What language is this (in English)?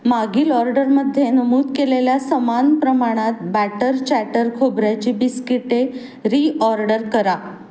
Marathi